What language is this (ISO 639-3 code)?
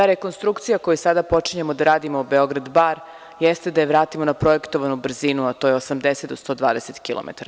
srp